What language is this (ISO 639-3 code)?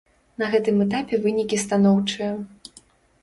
bel